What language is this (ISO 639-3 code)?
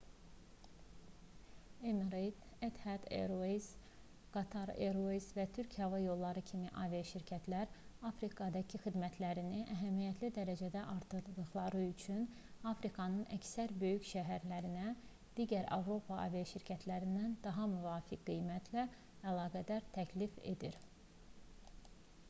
aze